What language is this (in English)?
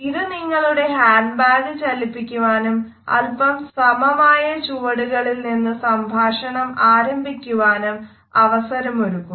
Malayalam